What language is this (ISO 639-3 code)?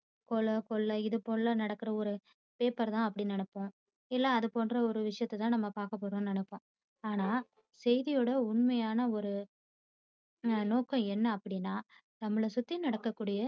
tam